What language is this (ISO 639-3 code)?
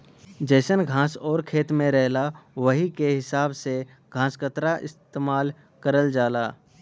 bho